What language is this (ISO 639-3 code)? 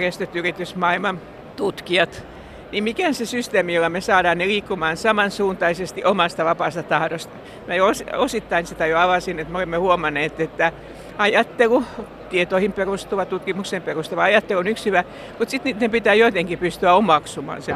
fin